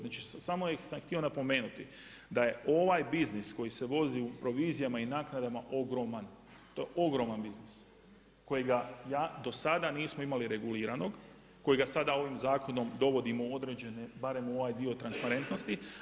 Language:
Croatian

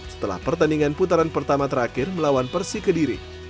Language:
Indonesian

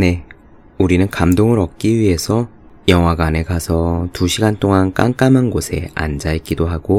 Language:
Korean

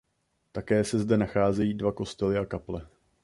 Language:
Czech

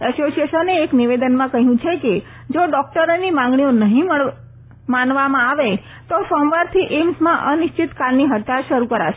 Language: Gujarati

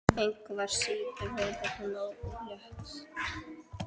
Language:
Icelandic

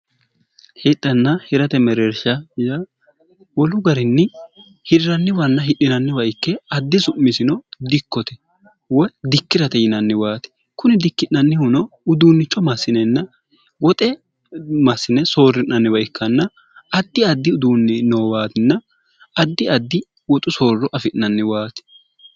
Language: Sidamo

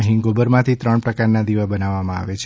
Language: Gujarati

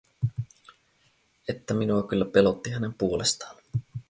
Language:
Finnish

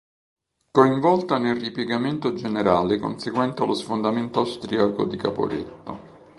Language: Italian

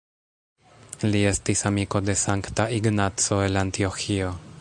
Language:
Esperanto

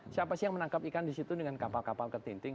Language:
Indonesian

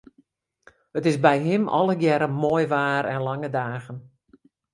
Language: Western Frisian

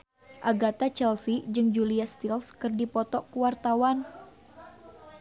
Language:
Sundanese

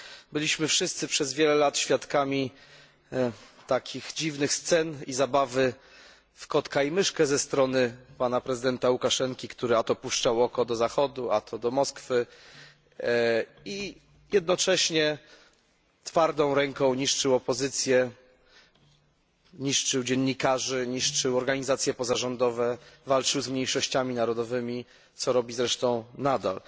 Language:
Polish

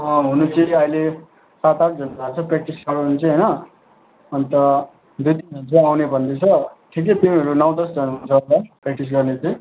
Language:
Nepali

